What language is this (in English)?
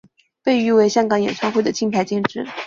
Chinese